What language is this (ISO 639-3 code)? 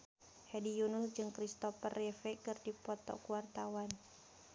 sun